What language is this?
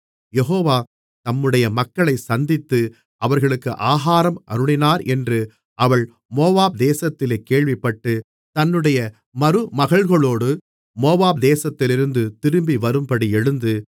Tamil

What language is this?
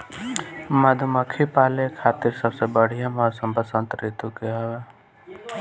Bhojpuri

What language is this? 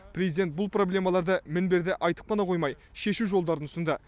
Kazakh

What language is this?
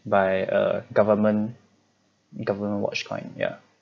English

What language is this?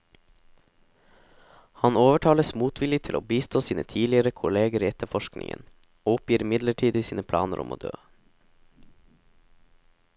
Norwegian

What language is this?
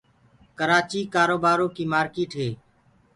Gurgula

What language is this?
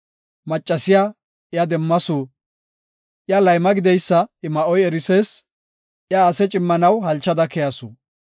Gofa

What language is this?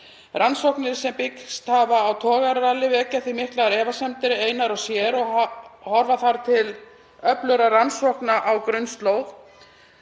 Icelandic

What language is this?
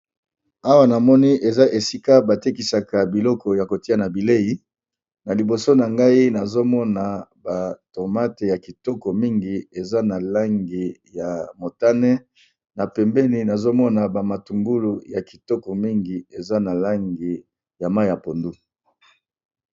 Lingala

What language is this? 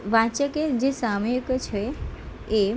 Gujarati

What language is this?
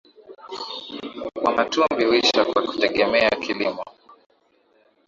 Swahili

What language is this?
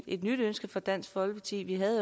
Danish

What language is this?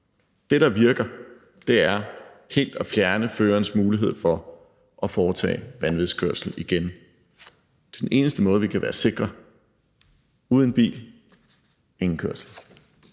Danish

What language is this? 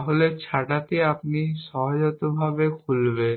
Bangla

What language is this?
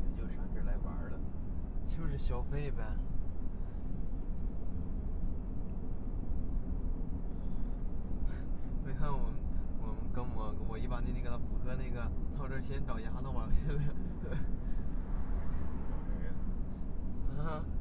Chinese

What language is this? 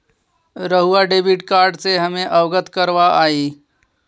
Magahi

